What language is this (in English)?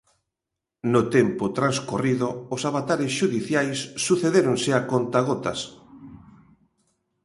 Galician